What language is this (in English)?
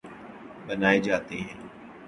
Urdu